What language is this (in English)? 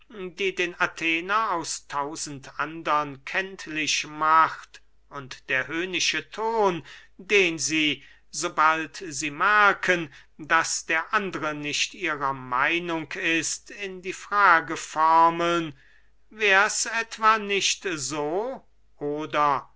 German